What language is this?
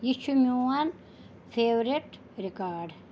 Kashmiri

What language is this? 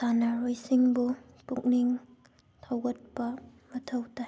Manipuri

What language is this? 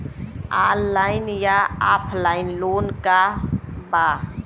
Bhojpuri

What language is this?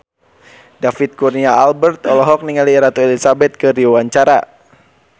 Sundanese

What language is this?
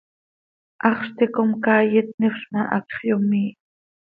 Seri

